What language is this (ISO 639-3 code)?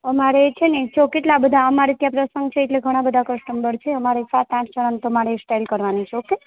guj